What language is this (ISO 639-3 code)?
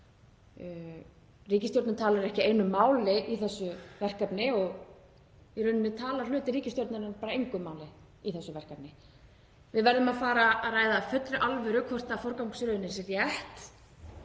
isl